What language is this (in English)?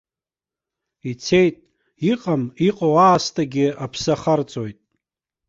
Abkhazian